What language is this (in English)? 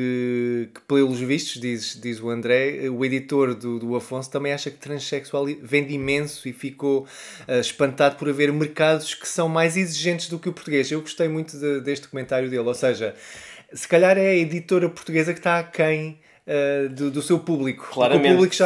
Portuguese